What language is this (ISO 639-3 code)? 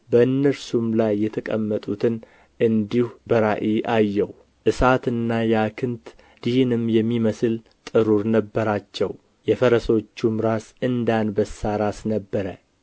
amh